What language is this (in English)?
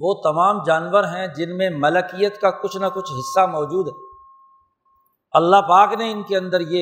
Urdu